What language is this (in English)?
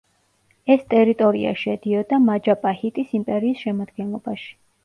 Georgian